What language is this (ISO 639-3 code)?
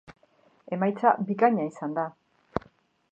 eus